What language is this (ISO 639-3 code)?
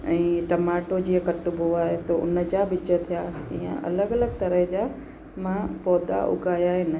snd